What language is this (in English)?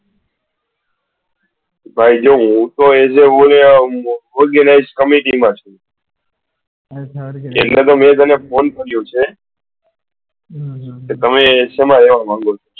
Gujarati